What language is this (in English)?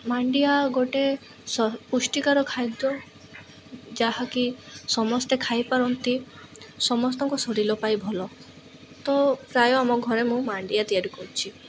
Odia